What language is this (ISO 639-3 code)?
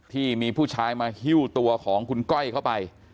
tha